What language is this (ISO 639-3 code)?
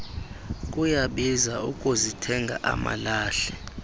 xho